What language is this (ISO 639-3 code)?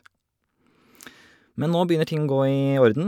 nor